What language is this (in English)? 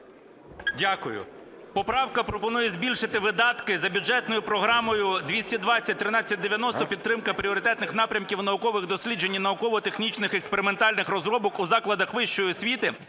Ukrainian